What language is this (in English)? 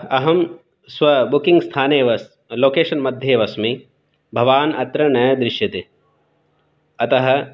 Sanskrit